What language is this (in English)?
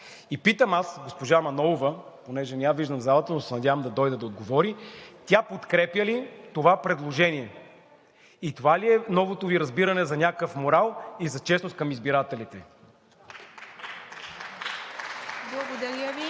Bulgarian